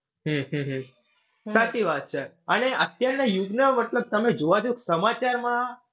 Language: Gujarati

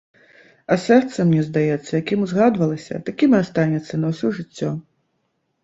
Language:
Belarusian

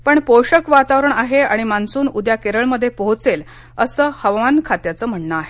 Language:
Marathi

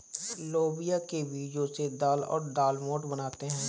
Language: Hindi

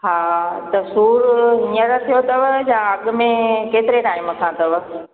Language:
Sindhi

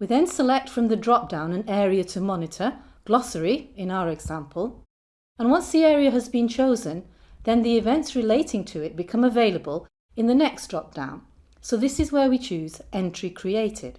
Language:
English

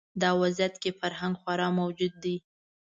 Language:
Pashto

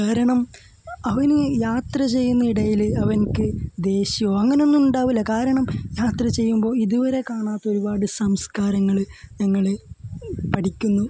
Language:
Malayalam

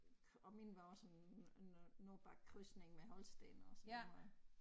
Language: Danish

